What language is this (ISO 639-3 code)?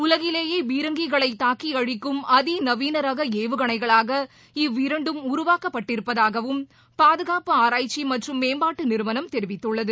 tam